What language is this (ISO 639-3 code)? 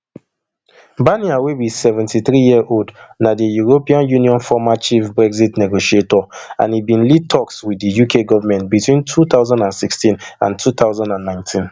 pcm